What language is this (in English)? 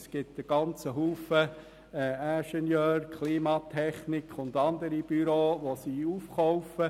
Swiss German